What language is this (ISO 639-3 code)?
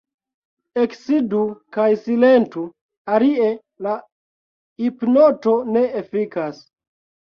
epo